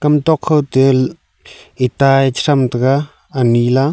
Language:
Wancho Naga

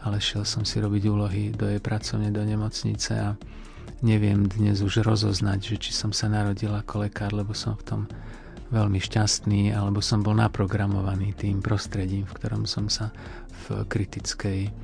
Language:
Slovak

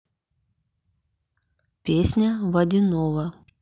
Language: Russian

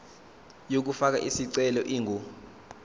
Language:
Zulu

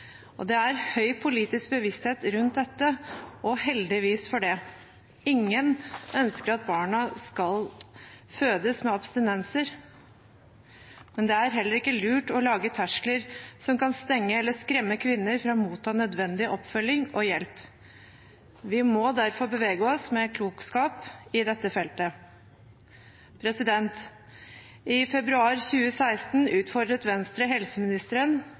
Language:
Norwegian Bokmål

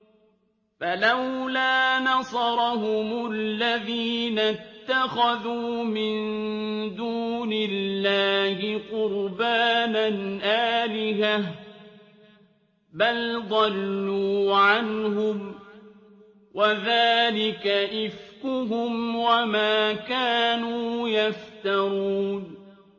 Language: Arabic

